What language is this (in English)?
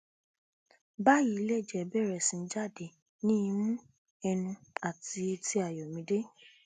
Yoruba